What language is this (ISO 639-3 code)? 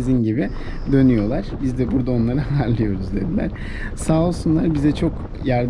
tur